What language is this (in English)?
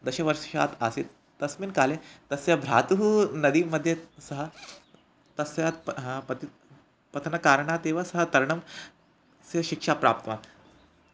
Sanskrit